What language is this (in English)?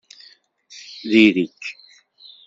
Kabyle